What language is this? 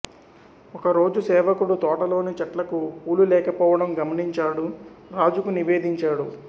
Telugu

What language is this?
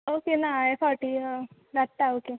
Konkani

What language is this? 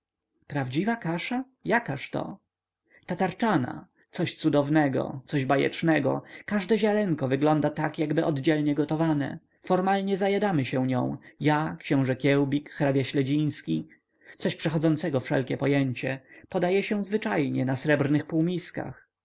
Polish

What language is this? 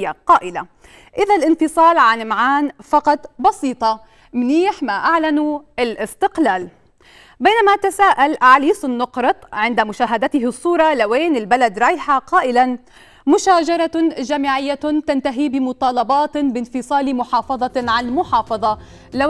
Arabic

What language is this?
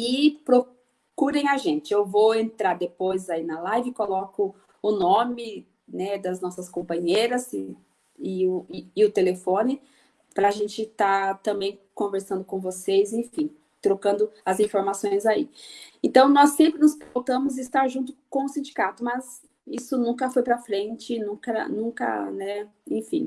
Portuguese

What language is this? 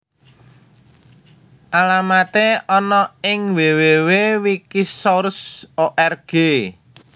Javanese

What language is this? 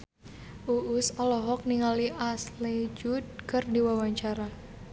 Sundanese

